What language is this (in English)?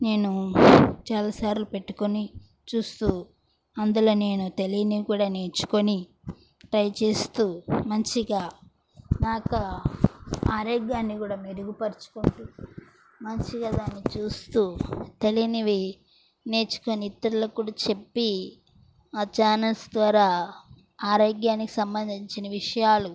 Telugu